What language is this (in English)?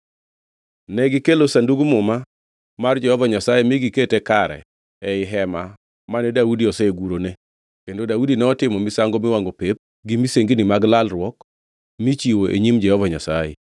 Luo (Kenya and Tanzania)